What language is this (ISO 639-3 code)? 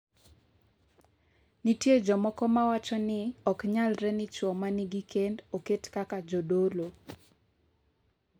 luo